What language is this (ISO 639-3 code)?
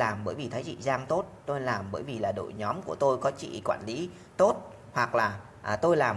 vie